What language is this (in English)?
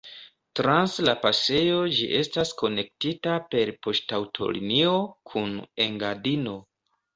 Esperanto